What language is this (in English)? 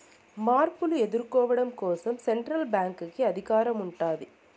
Telugu